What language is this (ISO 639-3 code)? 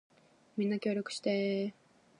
jpn